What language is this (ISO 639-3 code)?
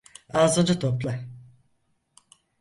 tur